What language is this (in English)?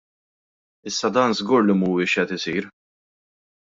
Maltese